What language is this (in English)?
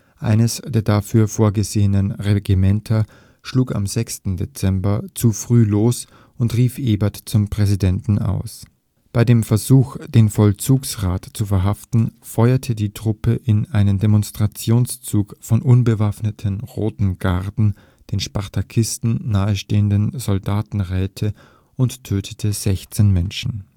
German